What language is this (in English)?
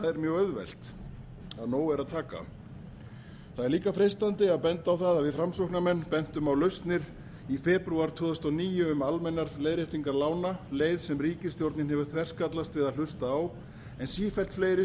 Icelandic